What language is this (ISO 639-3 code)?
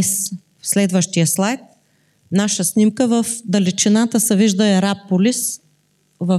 bul